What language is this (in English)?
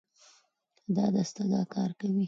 Pashto